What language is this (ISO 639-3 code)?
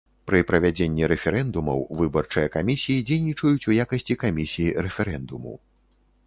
bel